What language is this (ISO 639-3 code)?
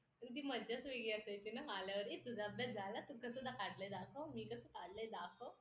mar